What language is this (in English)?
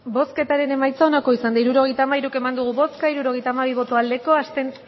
Basque